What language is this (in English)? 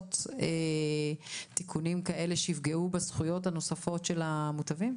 Hebrew